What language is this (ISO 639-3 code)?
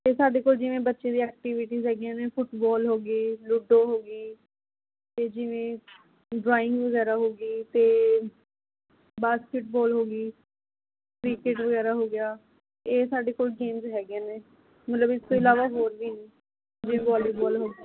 pan